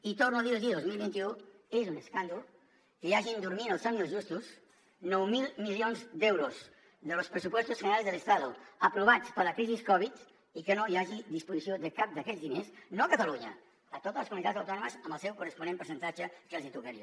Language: Catalan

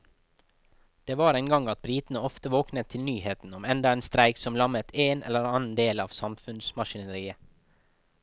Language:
Norwegian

